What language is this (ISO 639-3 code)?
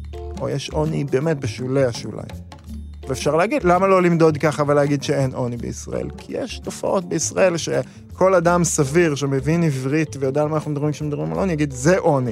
heb